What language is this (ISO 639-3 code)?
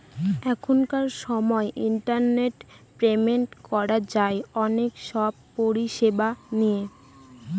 ben